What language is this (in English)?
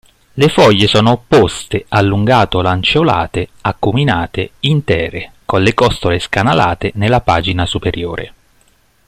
Italian